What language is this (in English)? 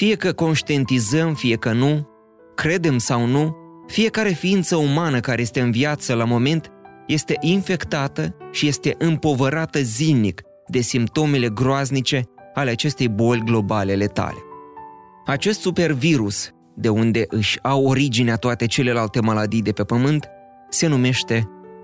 Romanian